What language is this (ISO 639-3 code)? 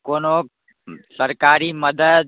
mai